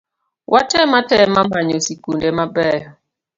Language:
Luo (Kenya and Tanzania)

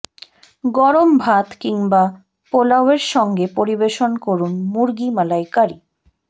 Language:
Bangla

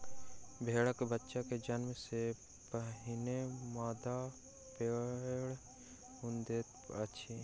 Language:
Maithili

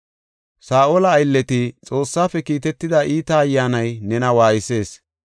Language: Gofa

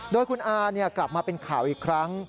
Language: Thai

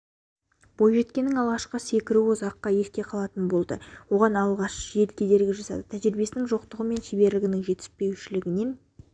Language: Kazakh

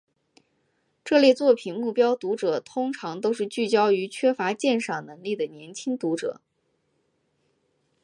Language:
Chinese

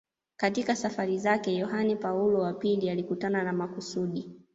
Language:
Swahili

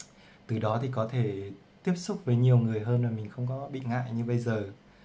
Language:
Vietnamese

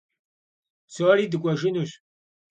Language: Kabardian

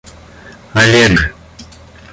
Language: Russian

